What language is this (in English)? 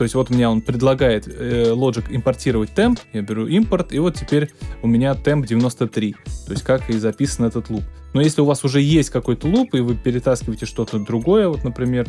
Russian